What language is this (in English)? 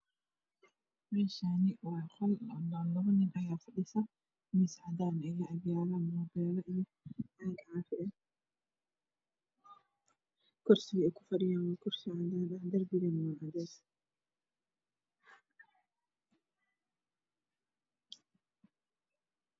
Somali